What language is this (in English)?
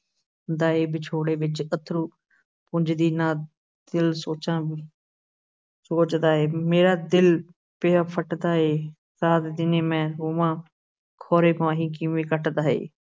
Punjabi